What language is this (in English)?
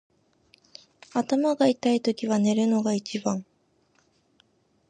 Japanese